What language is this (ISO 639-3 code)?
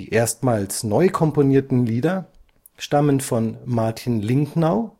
deu